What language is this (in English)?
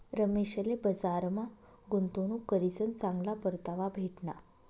Marathi